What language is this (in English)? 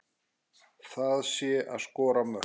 Icelandic